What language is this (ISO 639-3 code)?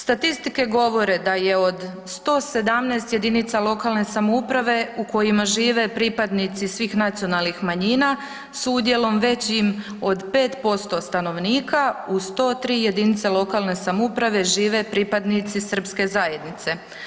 hrv